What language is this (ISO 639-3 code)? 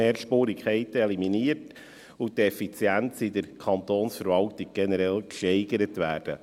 gsw